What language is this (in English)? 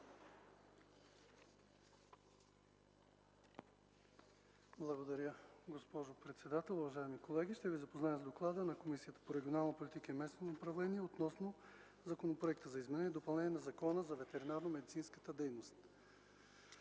Bulgarian